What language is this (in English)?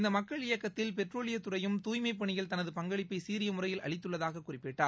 Tamil